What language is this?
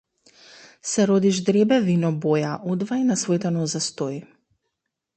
Macedonian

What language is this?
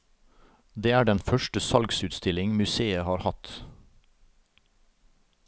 Norwegian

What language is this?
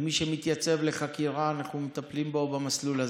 Hebrew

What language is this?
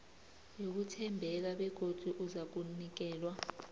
South Ndebele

